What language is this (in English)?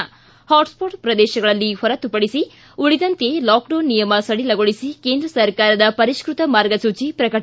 Kannada